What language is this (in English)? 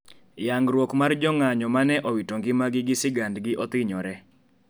Luo (Kenya and Tanzania)